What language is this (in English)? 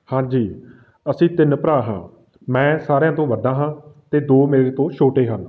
Punjabi